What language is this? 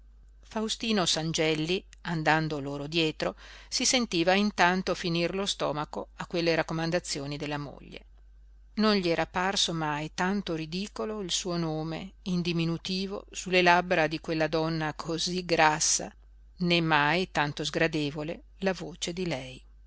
Italian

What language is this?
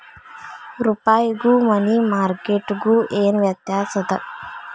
Kannada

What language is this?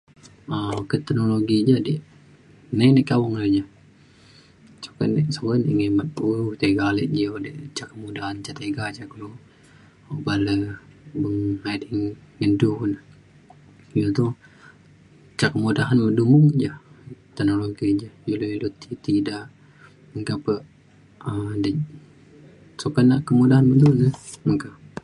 Mainstream Kenyah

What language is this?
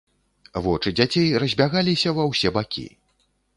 Belarusian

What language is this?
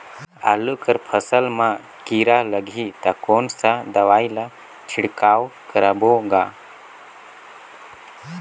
Chhattisgarhi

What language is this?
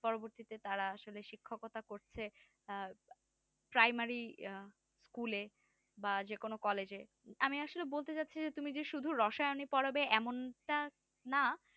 Bangla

